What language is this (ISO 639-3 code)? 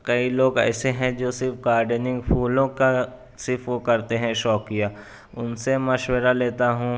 urd